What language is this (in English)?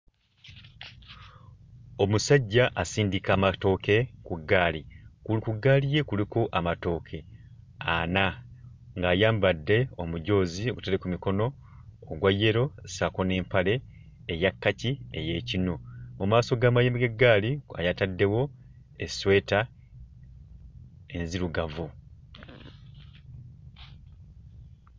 Ganda